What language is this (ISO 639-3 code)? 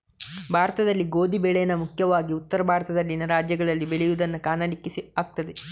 kan